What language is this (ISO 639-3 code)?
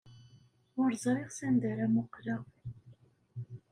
kab